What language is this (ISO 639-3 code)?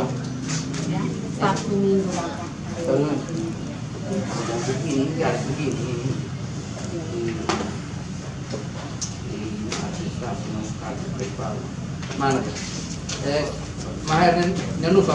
ron